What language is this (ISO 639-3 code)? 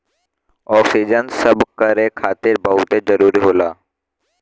bho